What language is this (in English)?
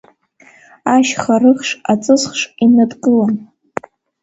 Abkhazian